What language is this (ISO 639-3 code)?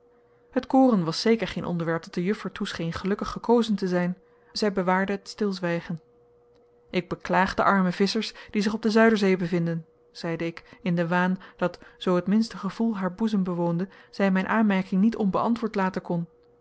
nld